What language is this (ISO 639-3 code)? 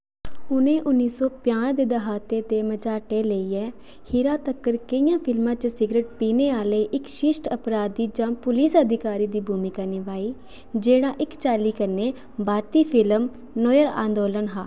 doi